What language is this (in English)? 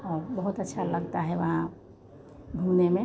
Hindi